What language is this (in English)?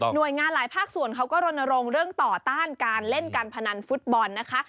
Thai